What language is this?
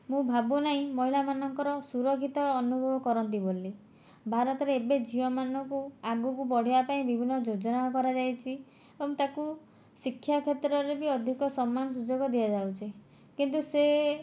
Odia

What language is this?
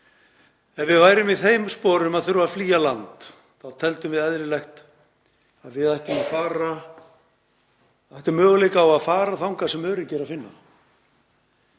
Icelandic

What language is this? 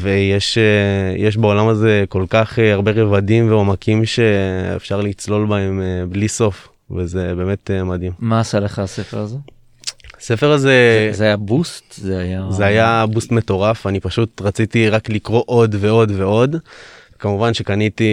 Hebrew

